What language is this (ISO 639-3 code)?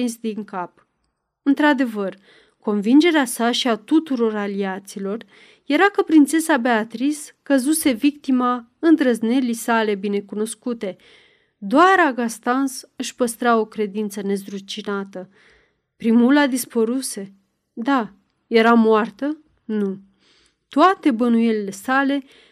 ron